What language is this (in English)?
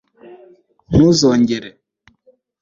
Kinyarwanda